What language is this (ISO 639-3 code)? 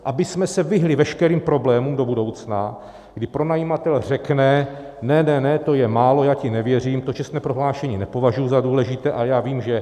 ces